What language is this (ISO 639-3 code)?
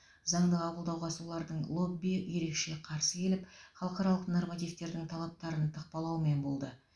kaz